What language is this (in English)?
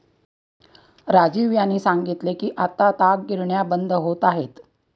Marathi